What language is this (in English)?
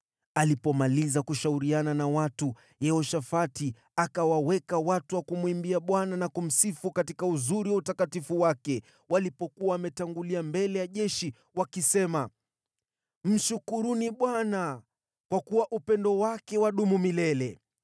Swahili